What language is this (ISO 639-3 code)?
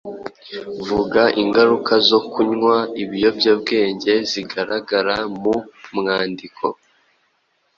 kin